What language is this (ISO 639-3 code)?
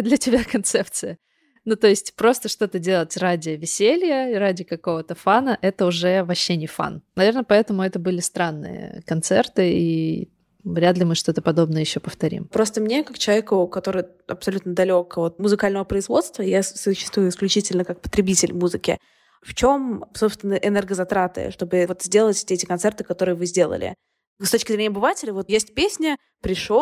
rus